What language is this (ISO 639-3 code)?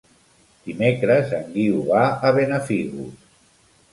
cat